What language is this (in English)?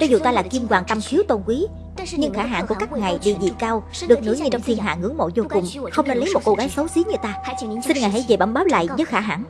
Vietnamese